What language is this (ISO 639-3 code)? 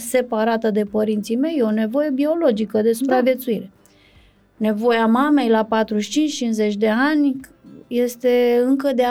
ron